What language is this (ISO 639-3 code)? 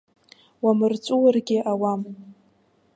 abk